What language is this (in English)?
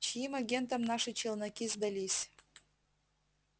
Russian